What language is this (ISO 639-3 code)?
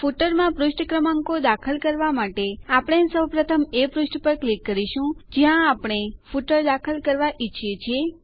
guj